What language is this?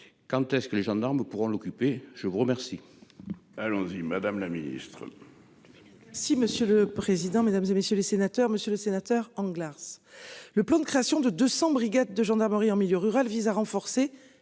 French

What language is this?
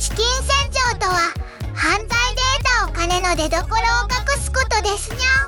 Japanese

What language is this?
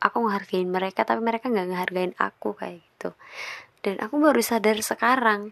Indonesian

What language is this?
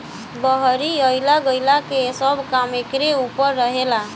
Bhojpuri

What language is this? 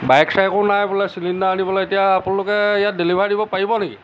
Assamese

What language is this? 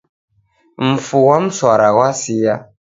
Taita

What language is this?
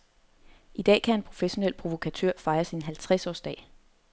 Danish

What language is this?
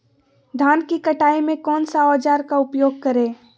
Magahi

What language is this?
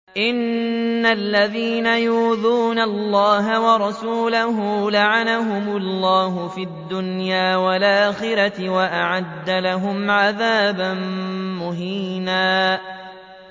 Arabic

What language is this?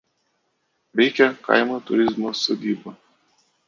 Lithuanian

